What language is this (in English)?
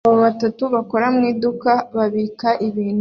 Kinyarwanda